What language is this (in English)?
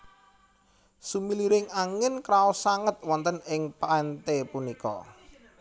Javanese